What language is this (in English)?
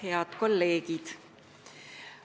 Estonian